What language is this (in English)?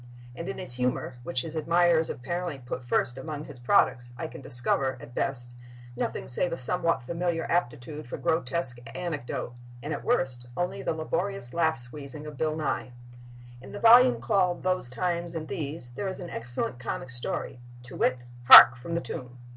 English